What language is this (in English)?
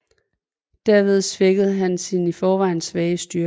Danish